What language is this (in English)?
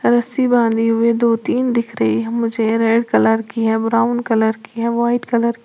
Hindi